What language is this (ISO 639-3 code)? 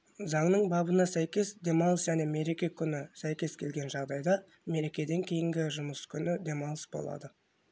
kaz